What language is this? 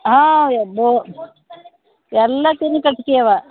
Kannada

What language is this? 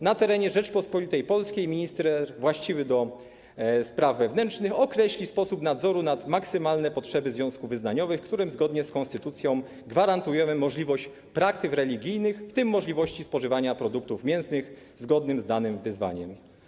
Polish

